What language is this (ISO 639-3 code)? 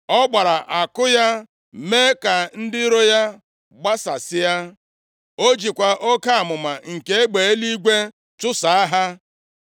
ibo